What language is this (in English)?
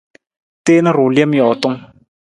Nawdm